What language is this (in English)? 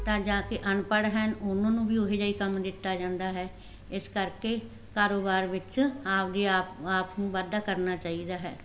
Punjabi